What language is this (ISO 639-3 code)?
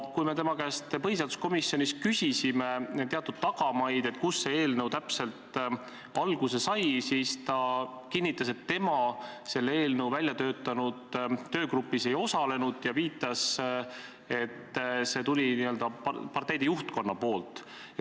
est